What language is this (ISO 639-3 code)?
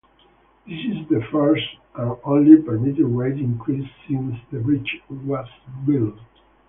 eng